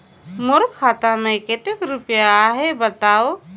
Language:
Chhattisgarhi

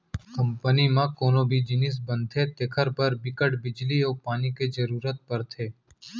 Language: Chhattisgarhi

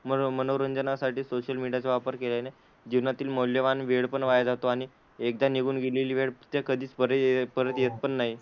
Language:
Marathi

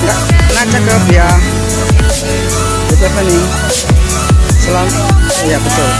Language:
Indonesian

